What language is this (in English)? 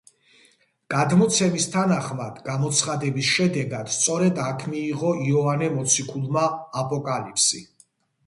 Georgian